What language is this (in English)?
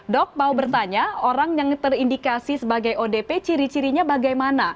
Indonesian